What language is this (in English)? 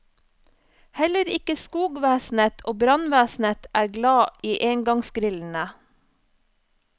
Norwegian